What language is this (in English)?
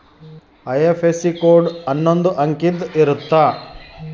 Kannada